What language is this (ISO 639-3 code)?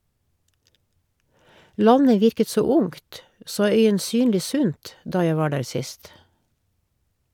nor